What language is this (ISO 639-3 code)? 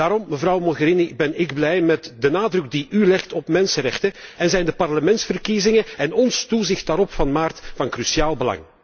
nld